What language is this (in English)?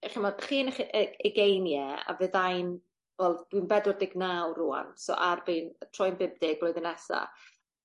Welsh